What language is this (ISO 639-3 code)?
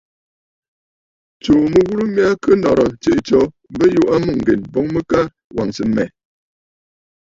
bfd